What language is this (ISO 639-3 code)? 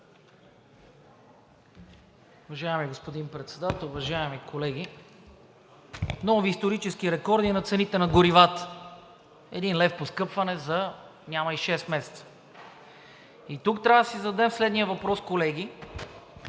bul